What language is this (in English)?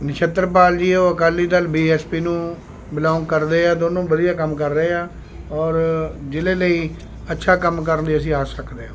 Punjabi